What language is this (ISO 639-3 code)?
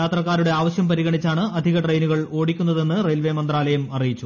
mal